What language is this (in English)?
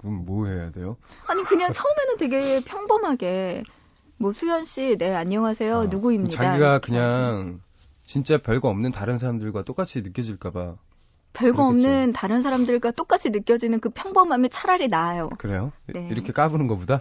Korean